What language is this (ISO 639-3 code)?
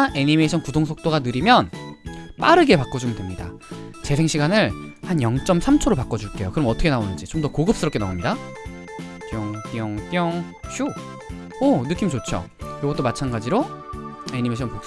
kor